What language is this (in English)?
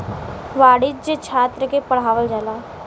Bhojpuri